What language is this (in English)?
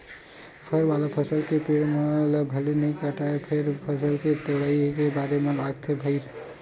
Chhattisgarhi